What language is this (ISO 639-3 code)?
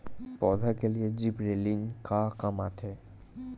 hne